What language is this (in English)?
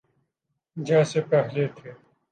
Urdu